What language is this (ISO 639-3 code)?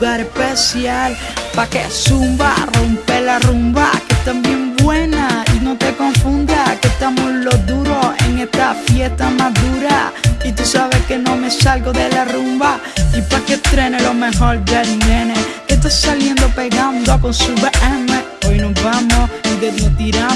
spa